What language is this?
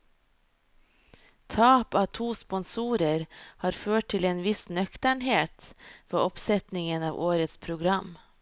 Norwegian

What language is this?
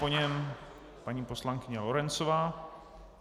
Czech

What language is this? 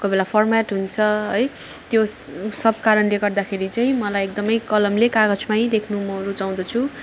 Nepali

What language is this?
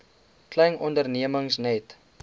Afrikaans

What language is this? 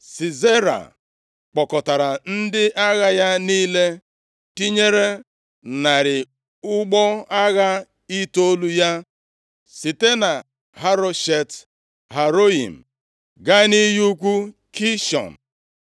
Igbo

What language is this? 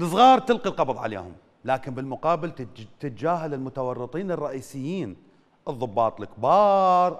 Arabic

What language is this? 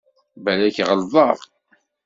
Kabyle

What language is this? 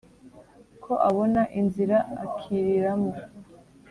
Kinyarwanda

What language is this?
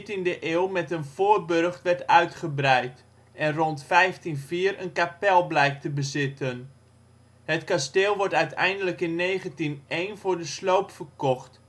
Dutch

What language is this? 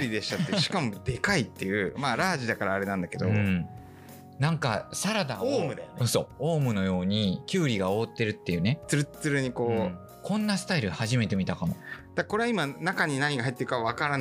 Japanese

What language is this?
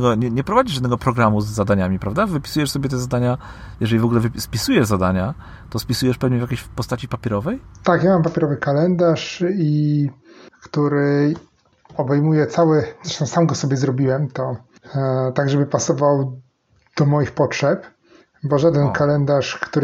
Polish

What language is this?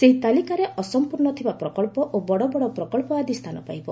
Odia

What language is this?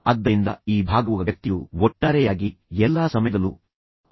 Kannada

